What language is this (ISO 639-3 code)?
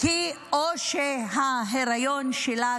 heb